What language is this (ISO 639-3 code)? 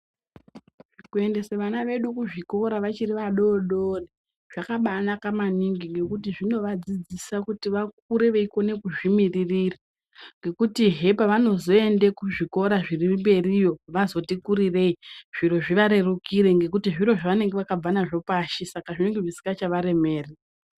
ndc